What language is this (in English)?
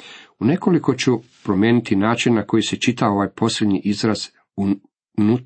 Croatian